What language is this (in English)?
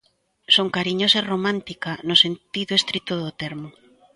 Galician